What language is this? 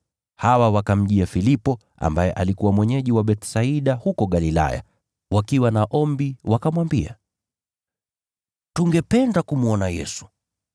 Swahili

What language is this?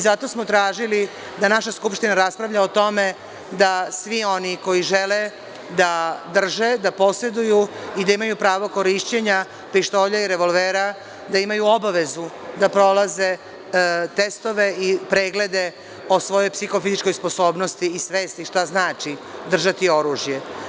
Serbian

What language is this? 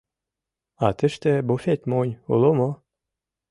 Mari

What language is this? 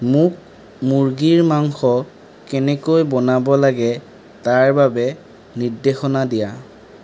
Assamese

